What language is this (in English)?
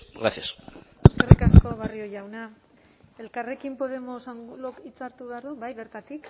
Basque